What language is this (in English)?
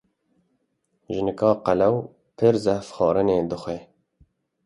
Kurdish